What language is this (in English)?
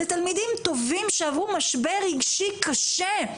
Hebrew